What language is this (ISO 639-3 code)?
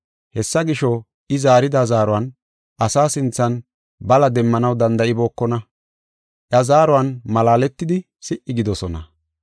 gof